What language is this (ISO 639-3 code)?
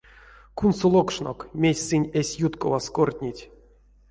myv